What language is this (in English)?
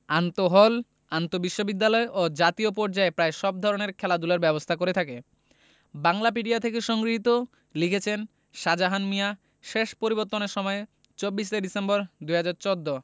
Bangla